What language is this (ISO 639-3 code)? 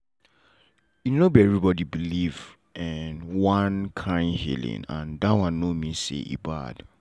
pcm